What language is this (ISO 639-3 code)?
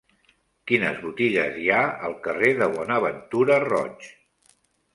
cat